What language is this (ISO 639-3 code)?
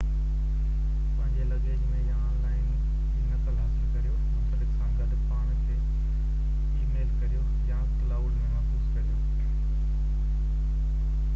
snd